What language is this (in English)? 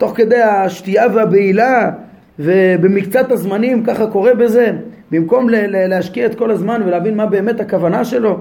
Hebrew